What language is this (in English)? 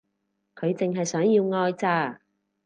Cantonese